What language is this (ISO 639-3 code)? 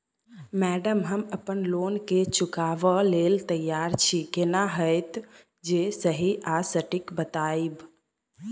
mai